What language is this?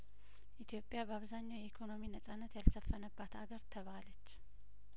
Amharic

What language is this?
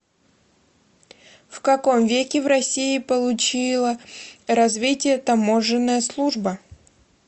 Russian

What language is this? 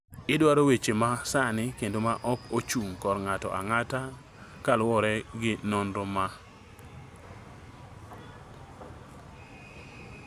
Luo (Kenya and Tanzania)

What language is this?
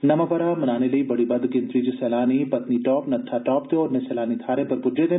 Dogri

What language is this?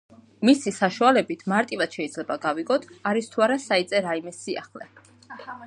Georgian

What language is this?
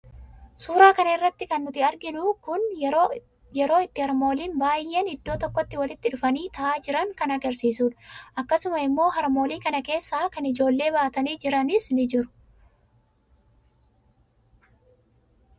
Oromo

